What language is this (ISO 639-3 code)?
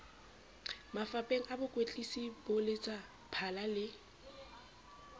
sot